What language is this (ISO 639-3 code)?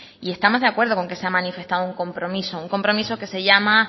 spa